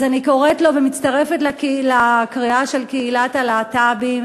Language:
Hebrew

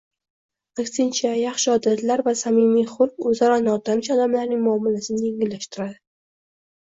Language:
Uzbek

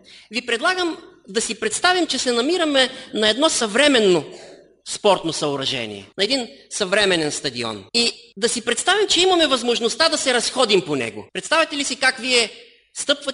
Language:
Bulgarian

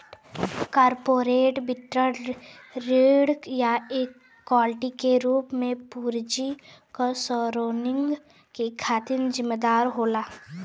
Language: Bhojpuri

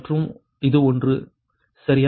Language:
Tamil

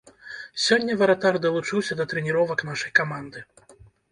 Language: Belarusian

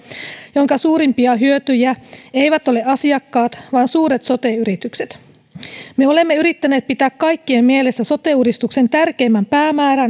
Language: Finnish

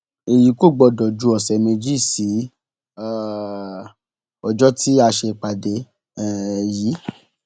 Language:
Yoruba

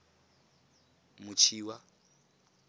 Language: Tswana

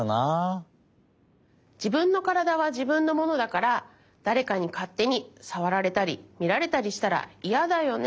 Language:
Japanese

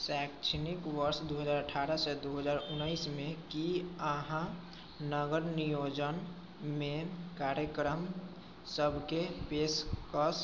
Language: Maithili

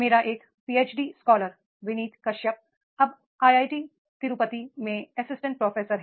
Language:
Hindi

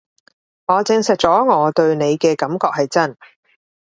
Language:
Cantonese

